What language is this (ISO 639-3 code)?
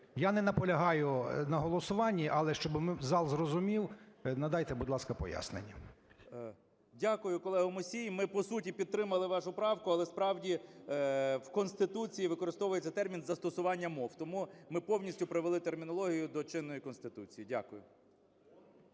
ukr